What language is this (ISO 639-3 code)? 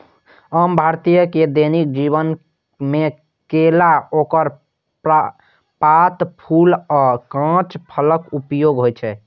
mai